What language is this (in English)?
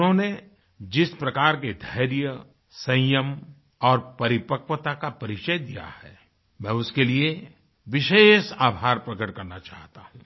Hindi